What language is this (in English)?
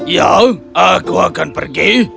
Indonesian